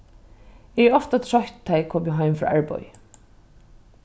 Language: Faroese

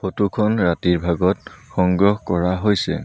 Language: Assamese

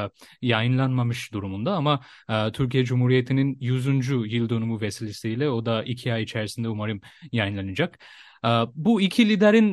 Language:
Turkish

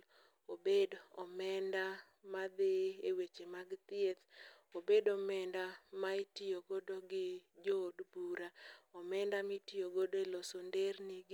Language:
Luo (Kenya and Tanzania)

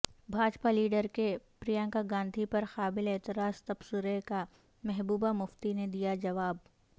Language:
Urdu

